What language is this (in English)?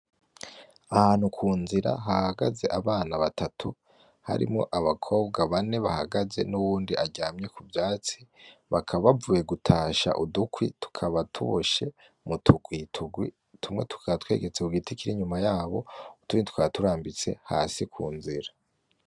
Rundi